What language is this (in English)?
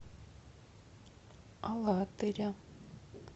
Russian